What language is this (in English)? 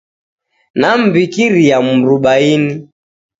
Taita